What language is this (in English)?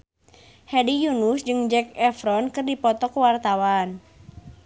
Sundanese